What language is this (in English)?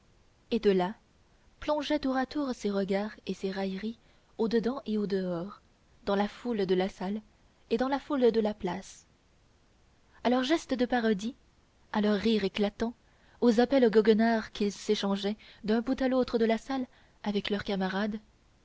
French